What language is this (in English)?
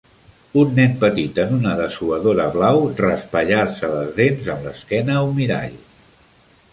Catalan